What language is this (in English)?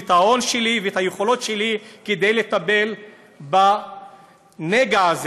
Hebrew